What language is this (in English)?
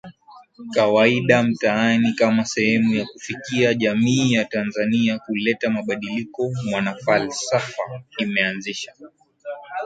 Swahili